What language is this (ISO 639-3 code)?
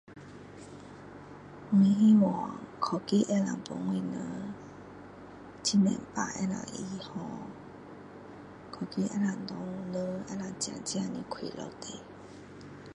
cdo